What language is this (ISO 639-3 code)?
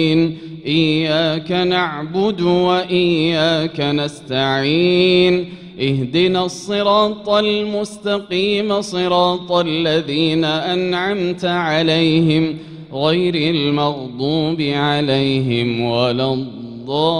ara